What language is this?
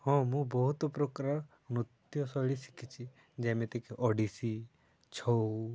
Odia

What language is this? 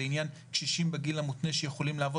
Hebrew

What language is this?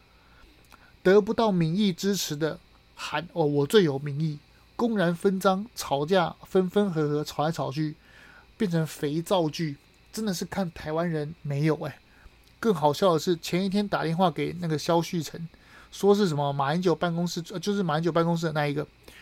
Chinese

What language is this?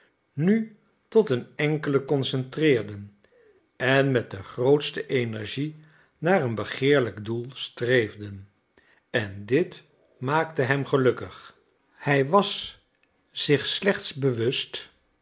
Dutch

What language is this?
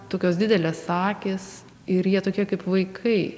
Lithuanian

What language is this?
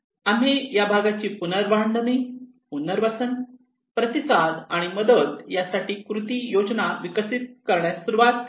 Marathi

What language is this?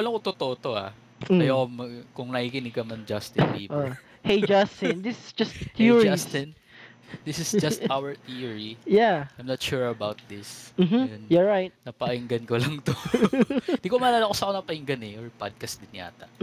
Filipino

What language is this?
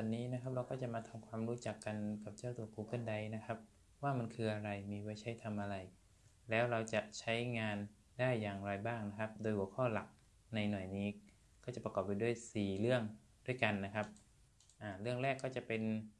Thai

